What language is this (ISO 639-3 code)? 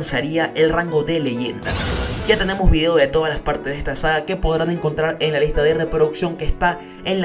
spa